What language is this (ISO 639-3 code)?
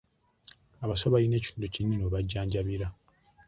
lug